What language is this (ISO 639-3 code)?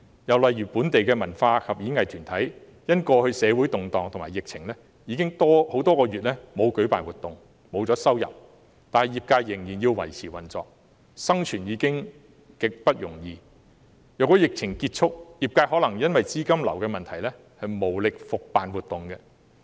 yue